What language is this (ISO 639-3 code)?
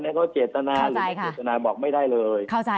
tha